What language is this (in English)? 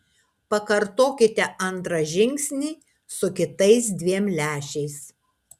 Lithuanian